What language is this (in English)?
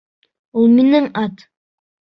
Bashkir